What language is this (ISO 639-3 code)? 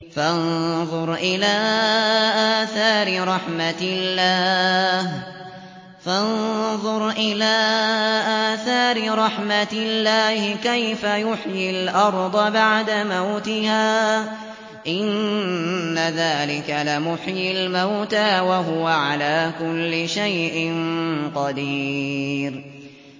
ara